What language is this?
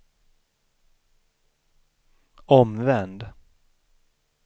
Swedish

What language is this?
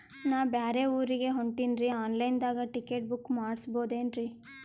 Kannada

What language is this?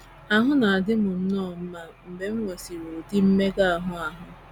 Igbo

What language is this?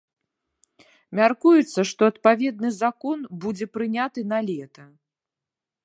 Belarusian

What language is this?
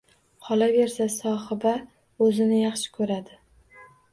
Uzbek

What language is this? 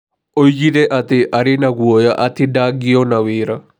Kikuyu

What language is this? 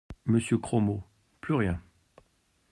French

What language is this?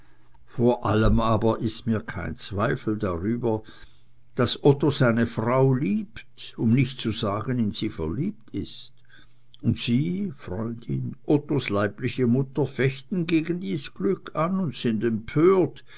German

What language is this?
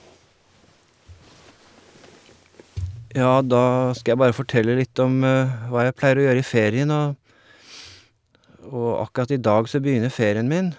Norwegian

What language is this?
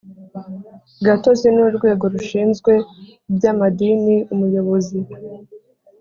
Kinyarwanda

